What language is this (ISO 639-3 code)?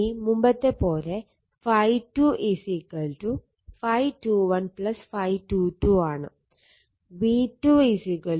mal